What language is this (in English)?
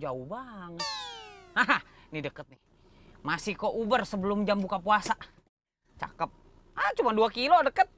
Indonesian